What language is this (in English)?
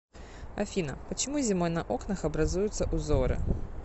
Russian